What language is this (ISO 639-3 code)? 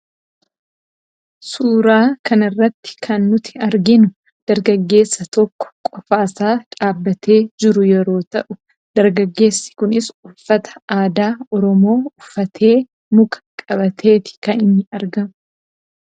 orm